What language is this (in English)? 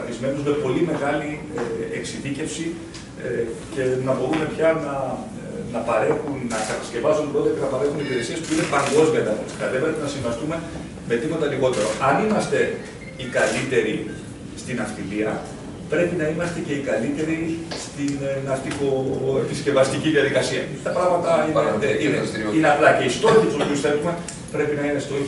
Greek